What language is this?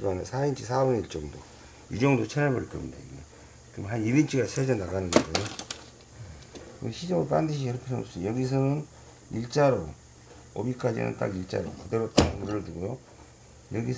Korean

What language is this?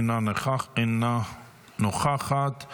Hebrew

